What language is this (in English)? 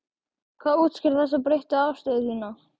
Icelandic